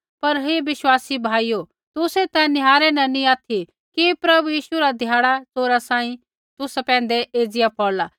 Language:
Kullu Pahari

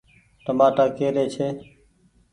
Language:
Goaria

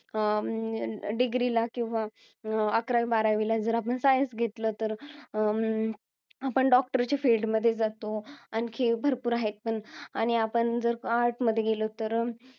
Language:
Marathi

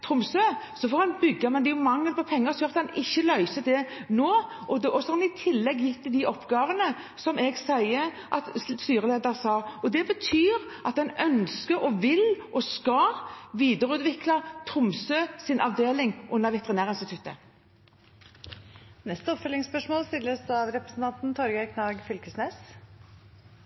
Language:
Norwegian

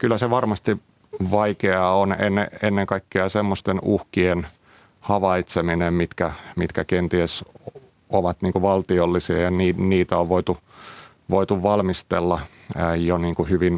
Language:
Finnish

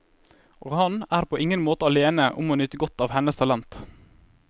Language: Norwegian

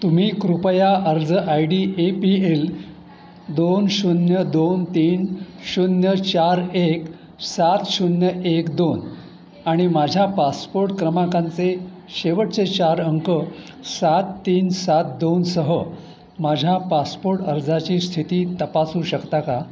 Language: Marathi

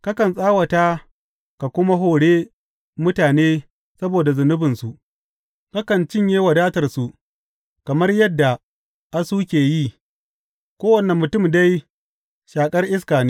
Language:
Hausa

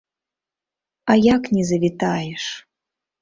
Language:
Belarusian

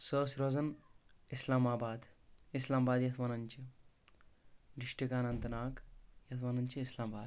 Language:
Kashmiri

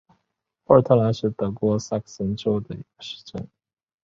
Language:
Chinese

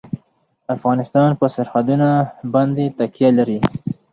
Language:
Pashto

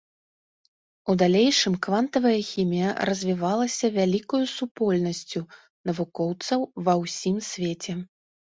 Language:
Belarusian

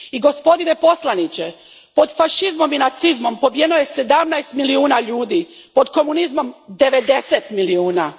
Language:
Croatian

